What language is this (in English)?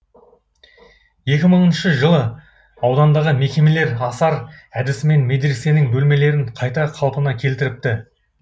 Kazakh